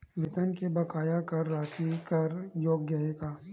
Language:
Chhattisgarhi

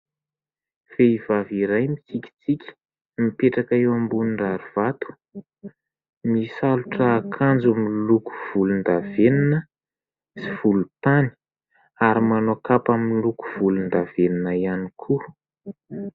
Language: Malagasy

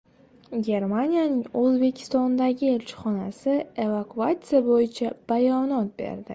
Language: Uzbek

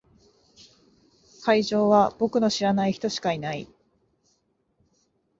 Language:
Japanese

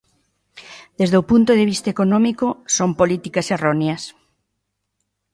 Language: Galician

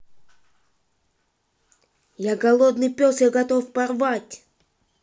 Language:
Russian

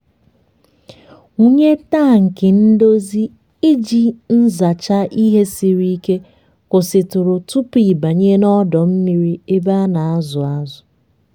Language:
Igbo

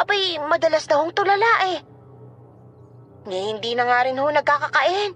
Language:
Filipino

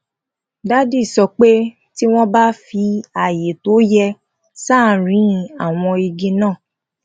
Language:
Yoruba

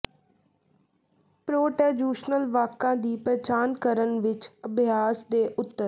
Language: Punjabi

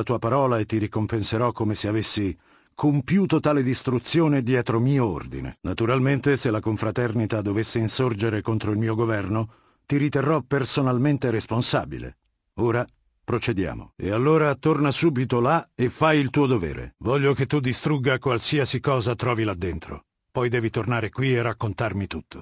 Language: Italian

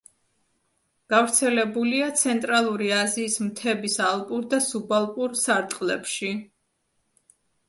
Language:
Georgian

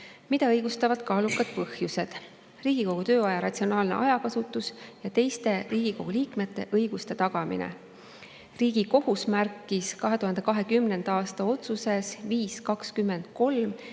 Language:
Estonian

